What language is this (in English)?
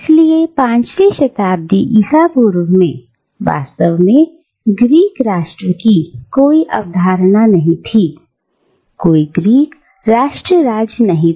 Hindi